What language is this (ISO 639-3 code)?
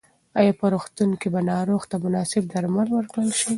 pus